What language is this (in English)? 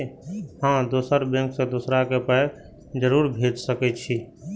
Maithili